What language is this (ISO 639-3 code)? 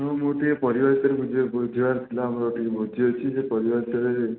ori